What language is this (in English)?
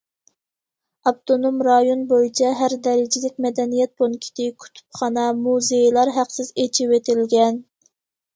Uyghur